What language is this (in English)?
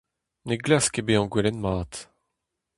Breton